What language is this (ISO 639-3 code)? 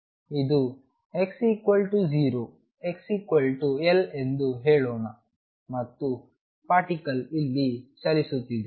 kan